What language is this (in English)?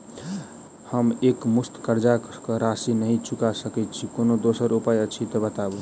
Maithili